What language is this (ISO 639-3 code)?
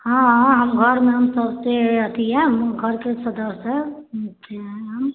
mai